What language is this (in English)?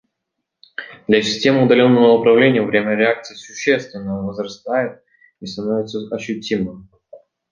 Russian